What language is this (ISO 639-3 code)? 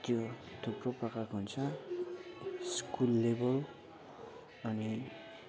nep